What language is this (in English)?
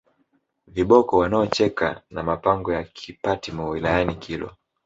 Swahili